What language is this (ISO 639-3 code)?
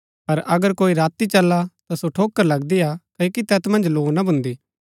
gbk